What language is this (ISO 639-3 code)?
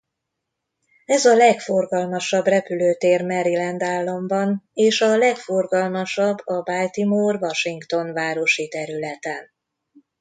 hun